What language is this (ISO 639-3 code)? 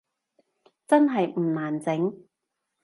yue